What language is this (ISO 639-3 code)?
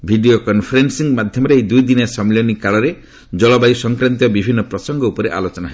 ori